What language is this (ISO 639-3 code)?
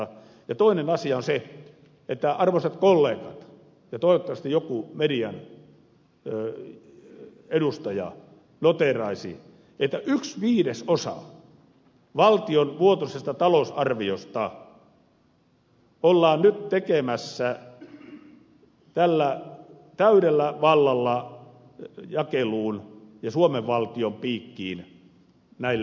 fin